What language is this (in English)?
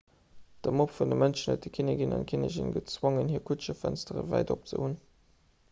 Luxembourgish